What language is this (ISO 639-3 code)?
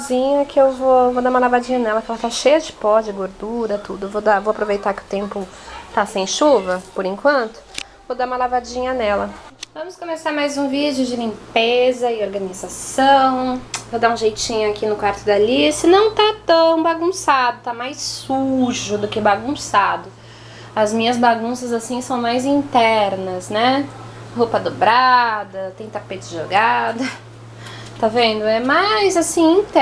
por